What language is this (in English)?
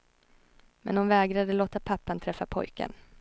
Swedish